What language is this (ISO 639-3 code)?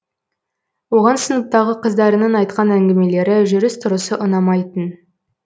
kaz